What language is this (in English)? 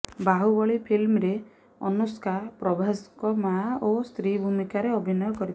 Odia